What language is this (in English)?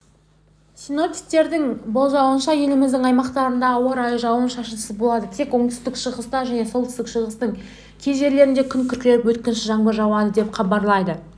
Kazakh